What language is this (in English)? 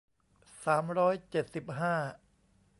Thai